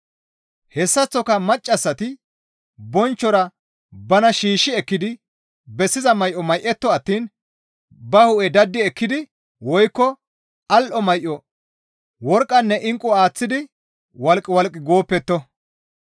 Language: Gamo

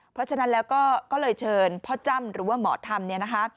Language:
Thai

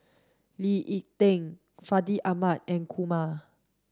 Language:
English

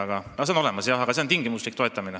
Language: Estonian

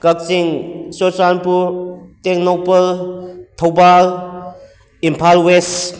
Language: Manipuri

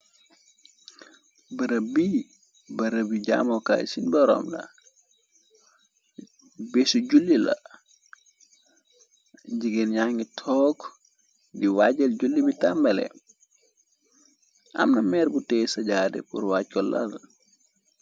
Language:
Wolof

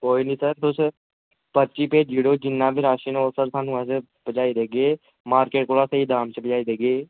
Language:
Dogri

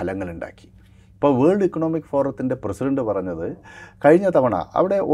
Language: Malayalam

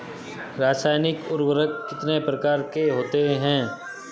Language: Hindi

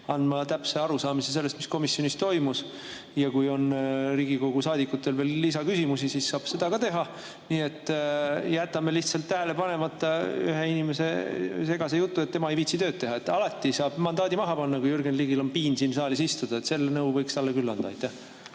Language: Estonian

